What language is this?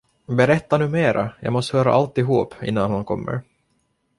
Swedish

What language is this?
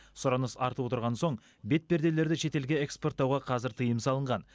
Kazakh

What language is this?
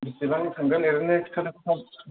Bodo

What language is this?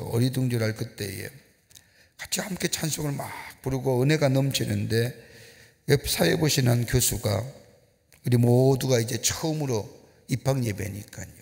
Korean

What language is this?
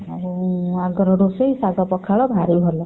Odia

